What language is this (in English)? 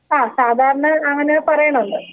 Malayalam